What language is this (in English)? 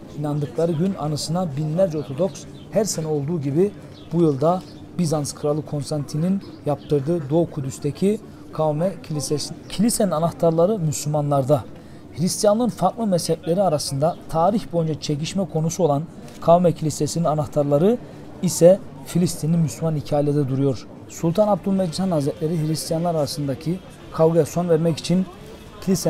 Turkish